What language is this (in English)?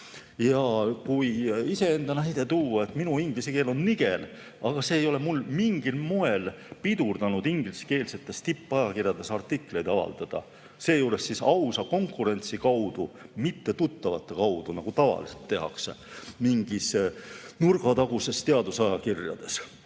Estonian